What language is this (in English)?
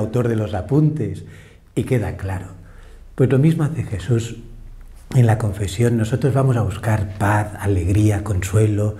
Spanish